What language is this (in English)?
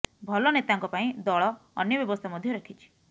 Odia